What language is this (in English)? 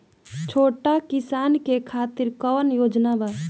Bhojpuri